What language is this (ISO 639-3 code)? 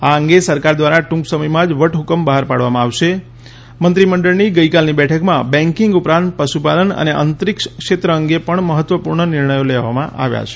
guj